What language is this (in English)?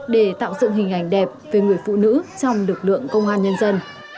Vietnamese